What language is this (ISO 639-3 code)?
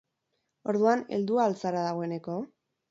eus